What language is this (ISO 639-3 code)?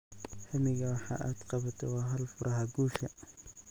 som